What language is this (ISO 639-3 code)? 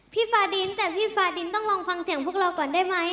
tha